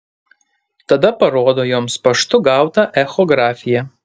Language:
Lithuanian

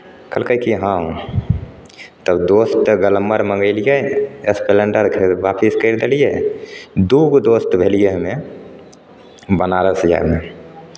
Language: Maithili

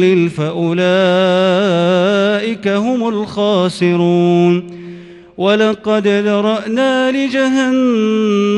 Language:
Arabic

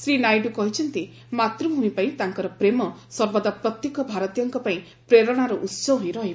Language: Odia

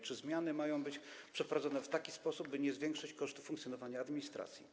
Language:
Polish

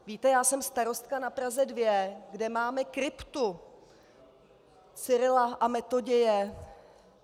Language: Czech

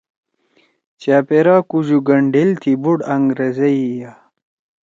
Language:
Torwali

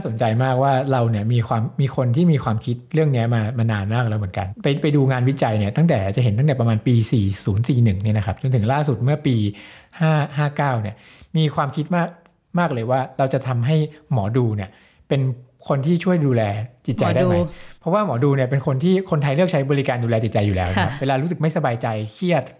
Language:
Thai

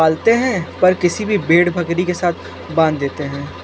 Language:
Hindi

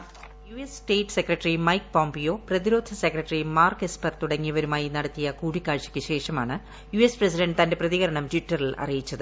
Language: Malayalam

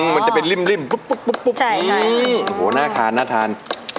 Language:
Thai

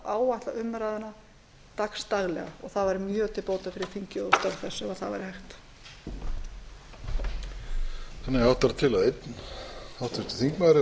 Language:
Icelandic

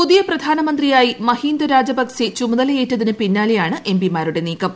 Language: Malayalam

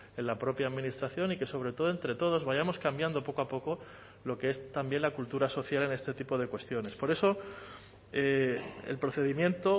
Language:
Spanish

